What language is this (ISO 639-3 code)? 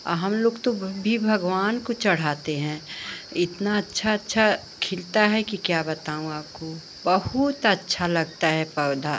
hin